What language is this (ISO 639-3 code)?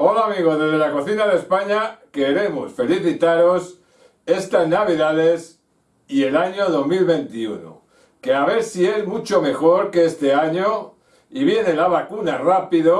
spa